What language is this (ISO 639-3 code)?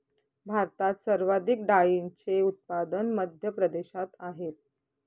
mar